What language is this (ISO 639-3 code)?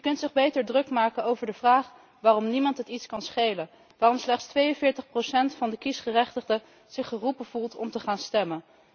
nld